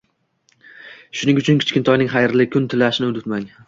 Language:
Uzbek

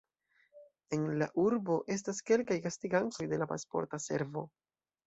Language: Esperanto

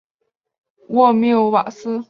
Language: Chinese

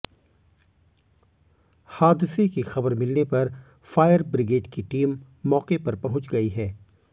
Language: Hindi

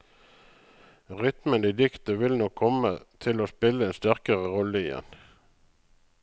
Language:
Norwegian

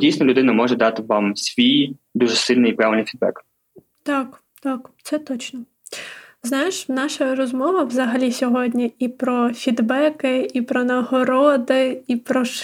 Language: Ukrainian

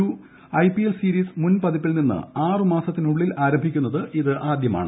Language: Malayalam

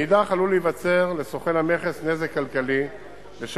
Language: Hebrew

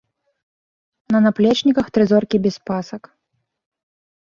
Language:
Belarusian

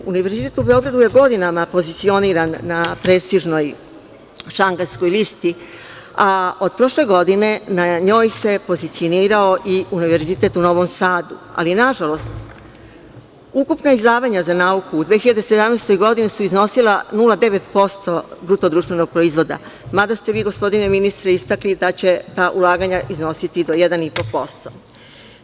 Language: Serbian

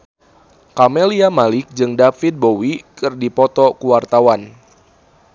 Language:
Sundanese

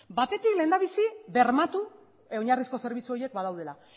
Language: Basque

